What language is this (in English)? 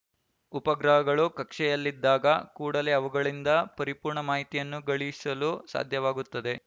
Kannada